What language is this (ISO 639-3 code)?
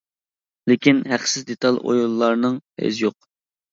uig